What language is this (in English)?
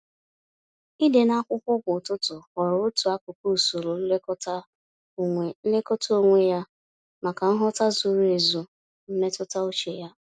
Igbo